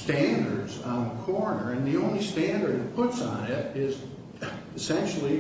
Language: English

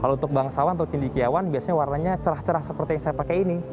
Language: Indonesian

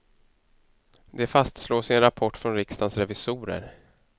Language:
Swedish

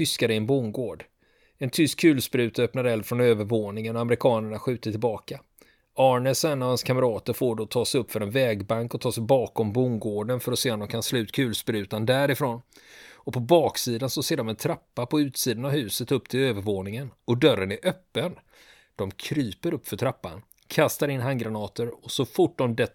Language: Swedish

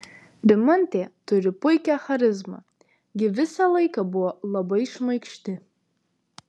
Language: Lithuanian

